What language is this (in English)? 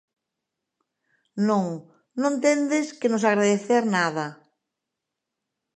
Galician